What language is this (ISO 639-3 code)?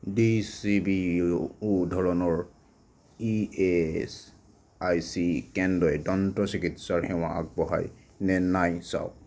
asm